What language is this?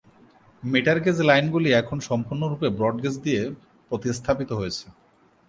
Bangla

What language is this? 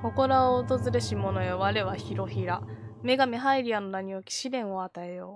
Japanese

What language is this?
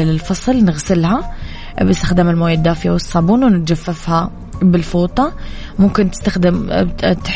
Arabic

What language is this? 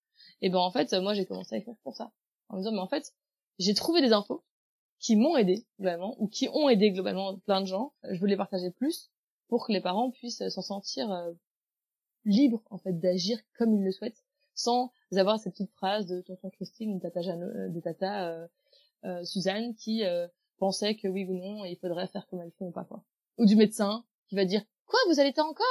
French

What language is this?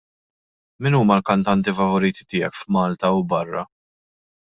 Maltese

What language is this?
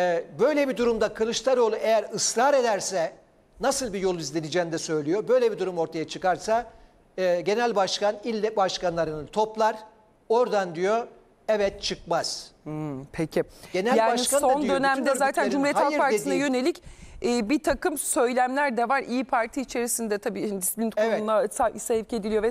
Turkish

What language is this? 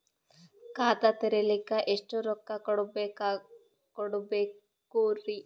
Kannada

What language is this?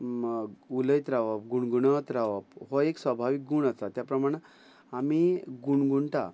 Konkani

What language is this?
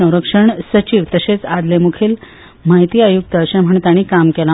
Konkani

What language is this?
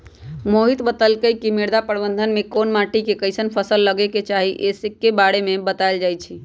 Magahi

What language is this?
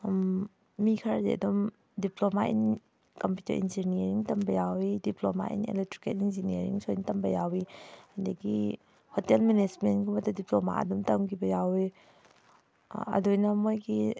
Manipuri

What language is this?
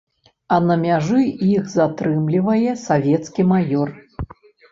Belarusian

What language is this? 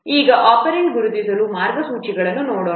Kannada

